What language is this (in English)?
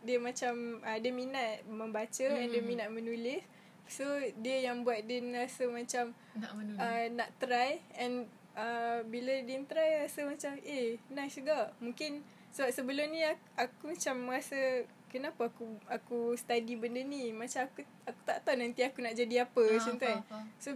Malay